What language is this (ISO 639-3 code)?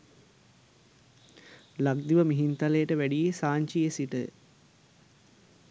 sin